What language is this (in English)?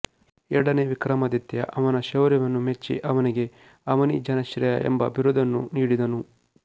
Kannada